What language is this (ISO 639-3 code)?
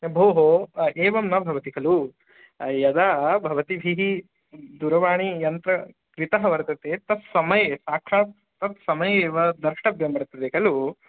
san